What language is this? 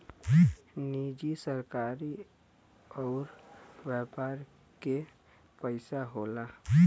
Bhojpuri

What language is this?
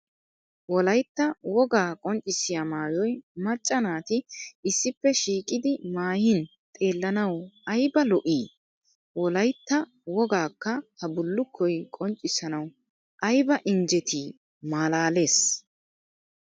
Wolaytta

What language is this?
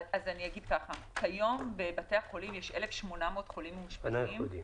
Hebrew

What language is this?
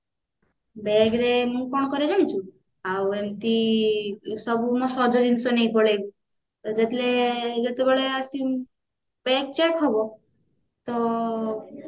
Odia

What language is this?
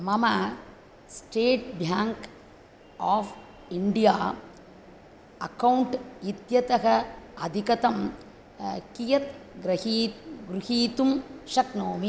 Sanskrit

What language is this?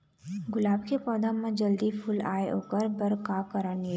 Chhattisgarhi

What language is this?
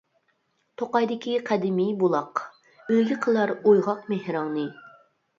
Uyghur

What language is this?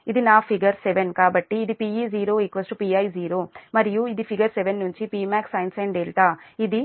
Telugu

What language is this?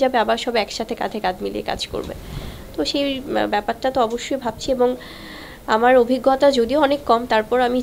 Romanian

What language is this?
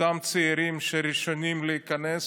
Hebrew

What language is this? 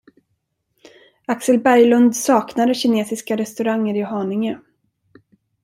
Swedish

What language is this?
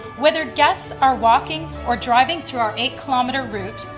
English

